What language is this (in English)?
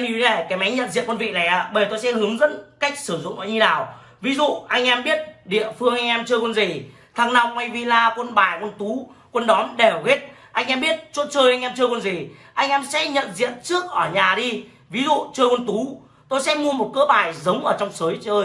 Vietnamese